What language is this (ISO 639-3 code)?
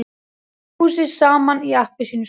isl